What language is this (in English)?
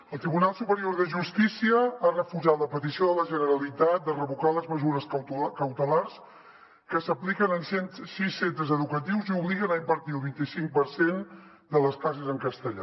Catalan